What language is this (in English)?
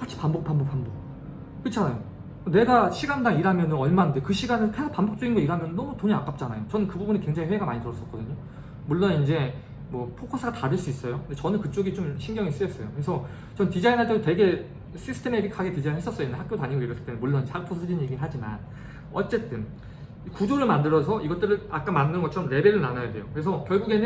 Korean